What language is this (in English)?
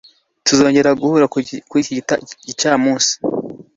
Kinyarwanda